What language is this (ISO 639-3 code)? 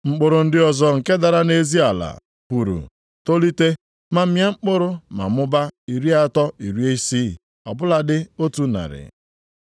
ibo